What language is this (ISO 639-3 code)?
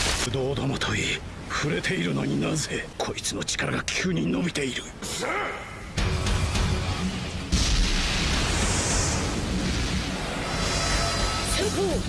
jpn